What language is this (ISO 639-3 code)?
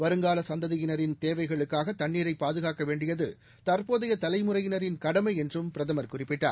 tam